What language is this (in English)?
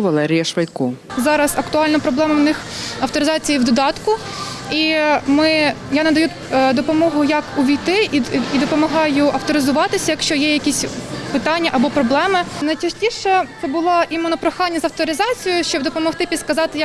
Ukrainian